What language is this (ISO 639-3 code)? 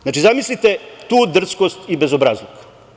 srp